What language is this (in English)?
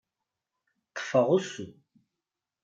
Kabyle